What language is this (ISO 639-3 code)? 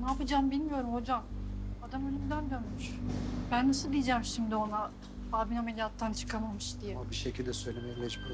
tur